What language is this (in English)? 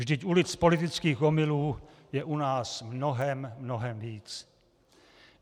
Czech